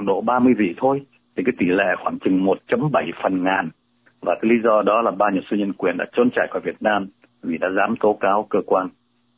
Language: Vietnamese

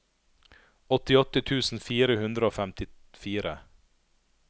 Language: Norwegian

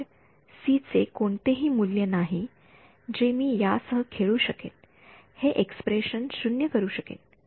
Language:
Marathi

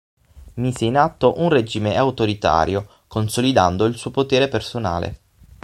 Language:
Italian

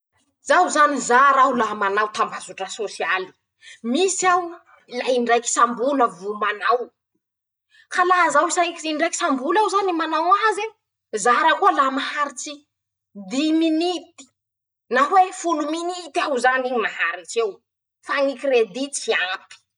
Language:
Masikoro Malagasy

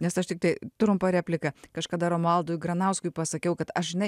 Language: Lithuanian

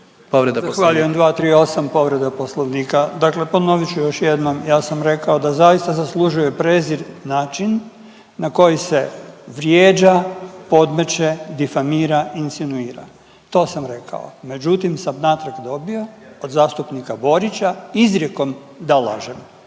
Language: Croatian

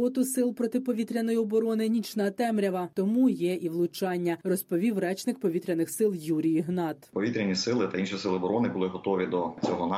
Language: Ukrainian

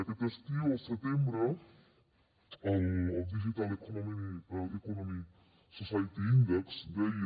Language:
Catalan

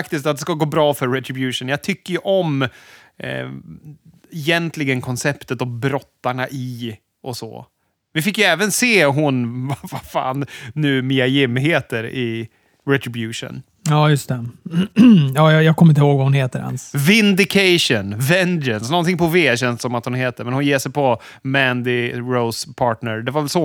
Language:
Swedish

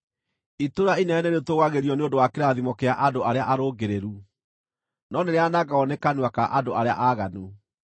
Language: Kikuyu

